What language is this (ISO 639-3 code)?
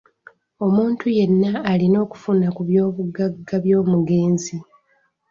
lug